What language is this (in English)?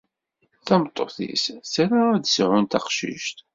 Kabyle